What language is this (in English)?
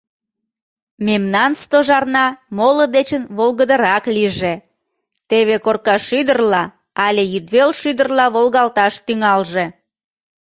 Mari